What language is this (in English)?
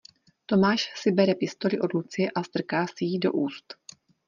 Czech